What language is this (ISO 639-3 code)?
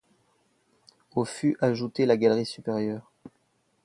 fra